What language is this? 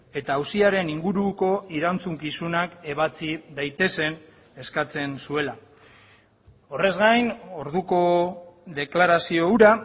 Basque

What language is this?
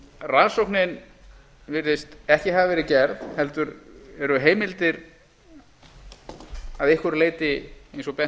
Icelandic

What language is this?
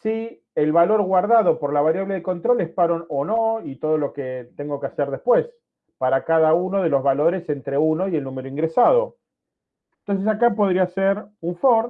Spanish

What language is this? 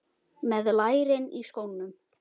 Icelandic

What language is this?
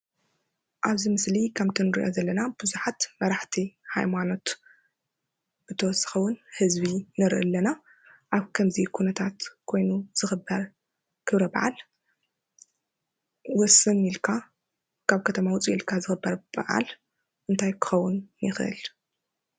Tigrinya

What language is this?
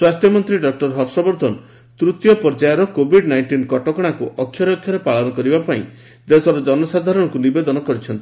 Odia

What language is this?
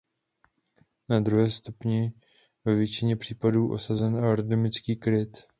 Czech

